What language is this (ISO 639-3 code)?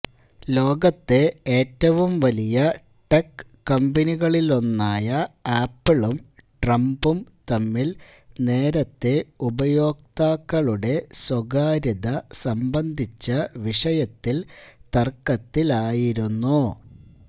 mal